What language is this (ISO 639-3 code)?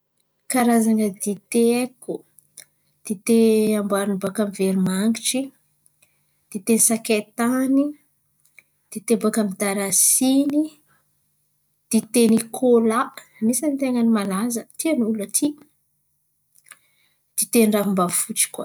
xmv